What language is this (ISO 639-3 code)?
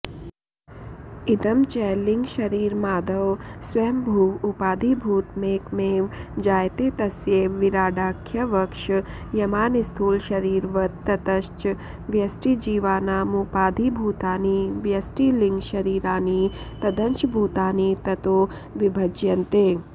san